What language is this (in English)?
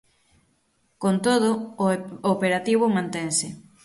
Galician